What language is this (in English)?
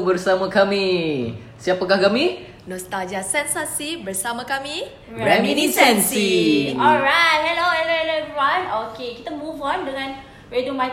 Malay